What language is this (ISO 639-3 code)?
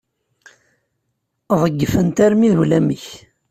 kab